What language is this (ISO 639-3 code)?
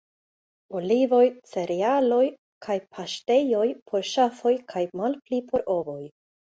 epo